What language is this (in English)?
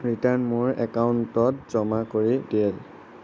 Assamese